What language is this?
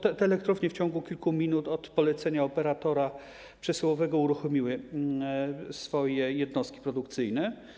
Polish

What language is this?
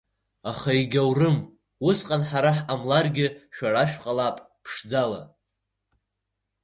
Abkhazian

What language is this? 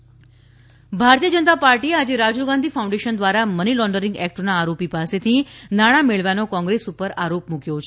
Gujarati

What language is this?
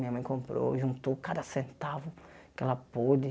Portuguese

